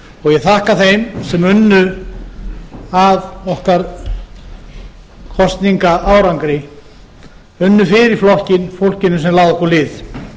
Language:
Icelandic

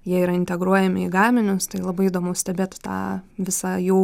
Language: Lithuanian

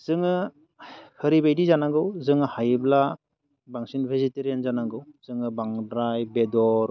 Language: Bodo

